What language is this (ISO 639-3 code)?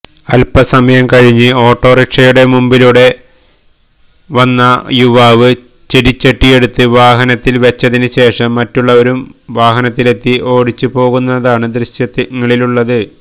mal